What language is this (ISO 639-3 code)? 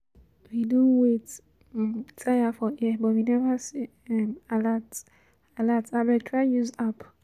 pcm